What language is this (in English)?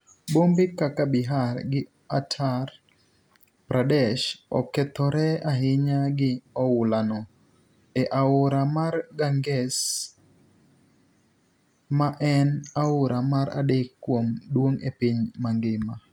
Luo (Kenya and Tanzania)